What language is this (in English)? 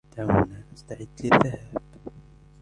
Arabic